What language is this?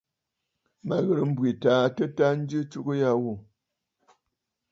Bafut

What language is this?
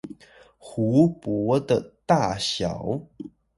Chinese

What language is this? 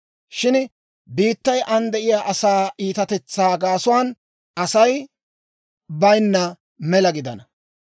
Dawro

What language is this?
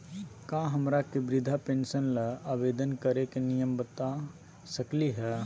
Magahi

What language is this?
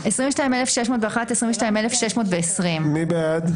Hebrew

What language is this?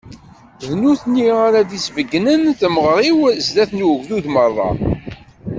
Kabyle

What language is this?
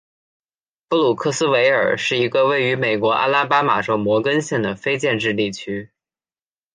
Chinese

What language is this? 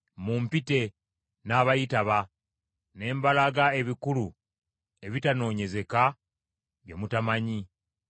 Ganda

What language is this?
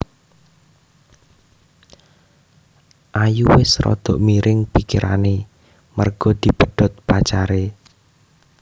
Javanese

